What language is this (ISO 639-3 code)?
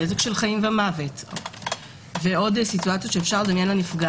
heb